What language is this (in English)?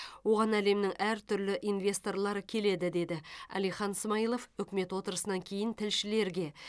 Kazakh